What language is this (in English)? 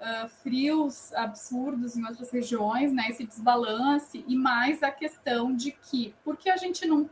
Portuguese